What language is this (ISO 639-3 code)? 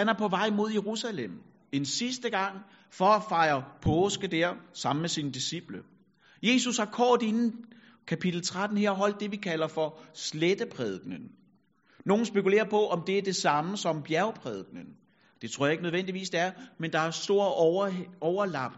dan